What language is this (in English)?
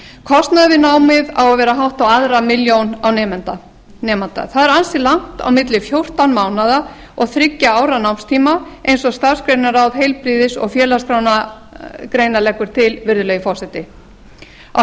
Icelandic